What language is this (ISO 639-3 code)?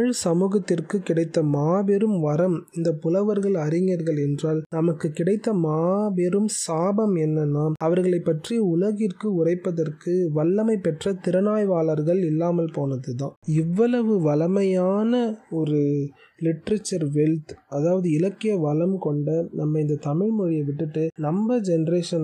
tam